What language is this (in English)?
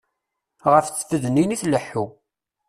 Kabyle